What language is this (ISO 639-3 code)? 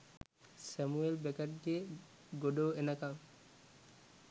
sin